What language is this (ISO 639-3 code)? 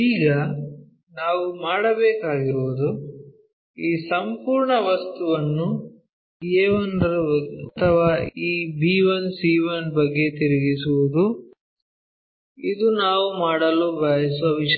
kan